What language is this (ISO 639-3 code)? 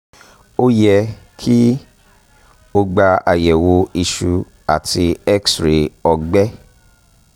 yor